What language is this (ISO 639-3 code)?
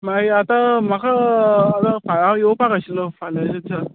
kok